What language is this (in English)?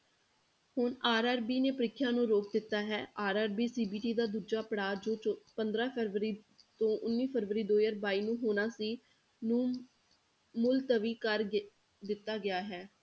Punjabi